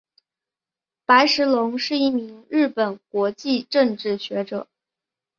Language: Chinese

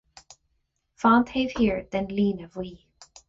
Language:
Irish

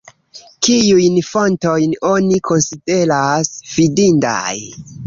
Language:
Esperanto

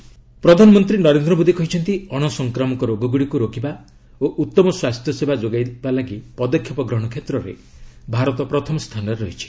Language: Odia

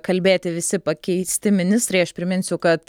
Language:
Lithuanian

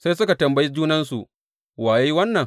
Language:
Hausa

